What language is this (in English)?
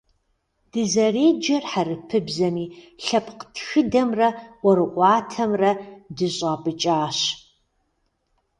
Kabardian